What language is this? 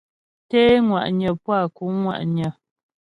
Ghomala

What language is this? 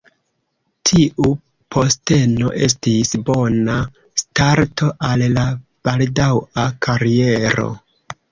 Esperanto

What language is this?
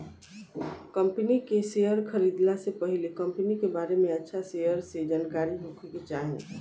Bhojpuri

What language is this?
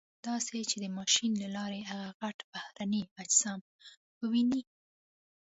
Pashto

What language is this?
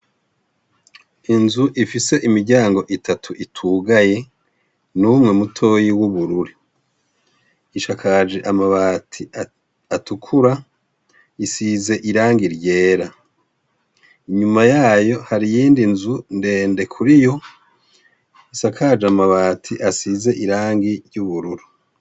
Rundi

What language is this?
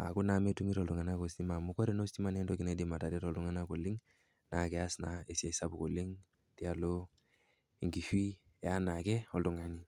Masai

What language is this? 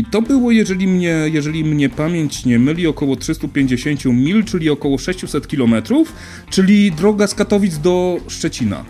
Polish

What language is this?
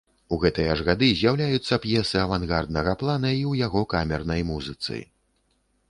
Belarusian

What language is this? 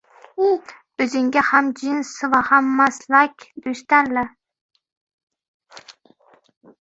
Uzbek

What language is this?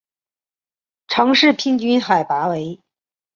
Chinese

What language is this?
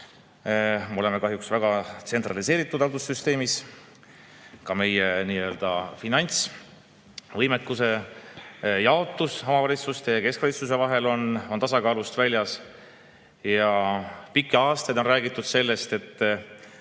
Estonian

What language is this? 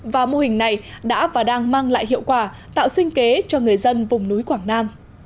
Vietnamese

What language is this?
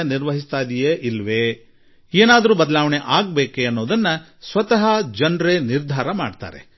Kannada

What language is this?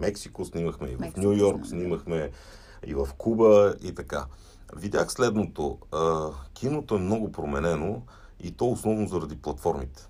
Bulgarian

